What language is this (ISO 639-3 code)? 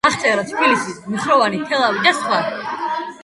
kat